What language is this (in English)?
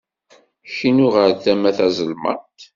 Kabyle